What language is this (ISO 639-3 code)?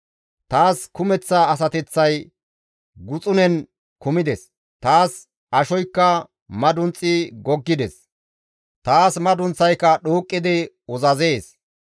gmv